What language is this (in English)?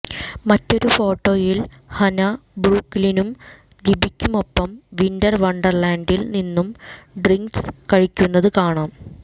Malayalam